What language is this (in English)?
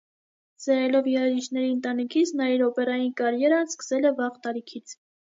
Armenian